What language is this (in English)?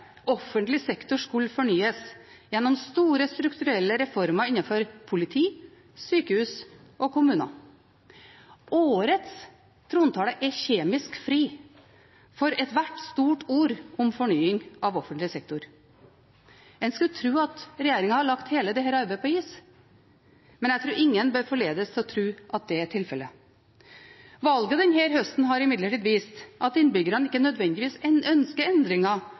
Norwegian Bokmål